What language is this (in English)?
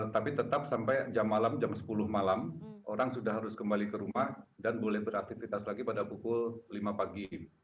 Indonesian